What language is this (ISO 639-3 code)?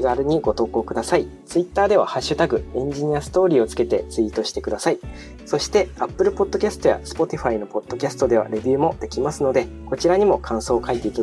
jpn